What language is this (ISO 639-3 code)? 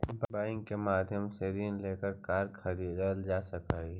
mag